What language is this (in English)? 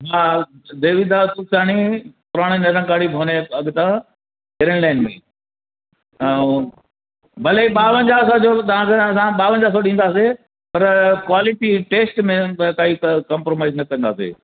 Sindhi